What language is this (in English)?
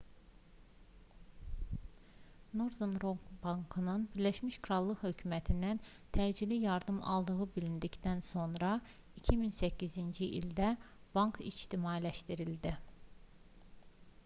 Azerbaijani